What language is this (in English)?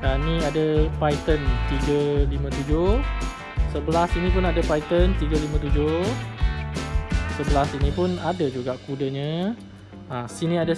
Malay